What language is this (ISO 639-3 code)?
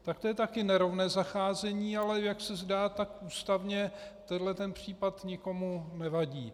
ces